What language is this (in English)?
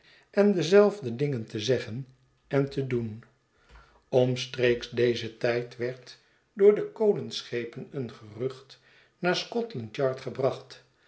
Dutch